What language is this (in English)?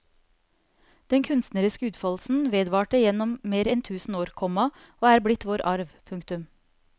Norwegian